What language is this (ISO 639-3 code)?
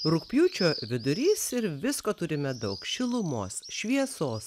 lit